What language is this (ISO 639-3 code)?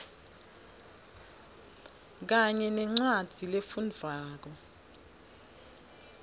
ssw